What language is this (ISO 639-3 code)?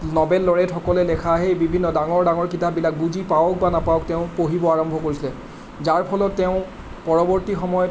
asm